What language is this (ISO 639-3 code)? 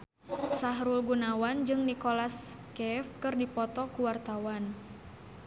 sun